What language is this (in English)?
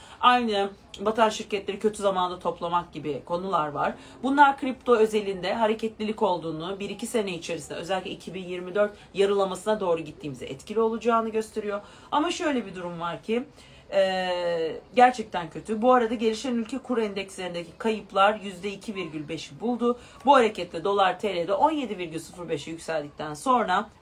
Turkish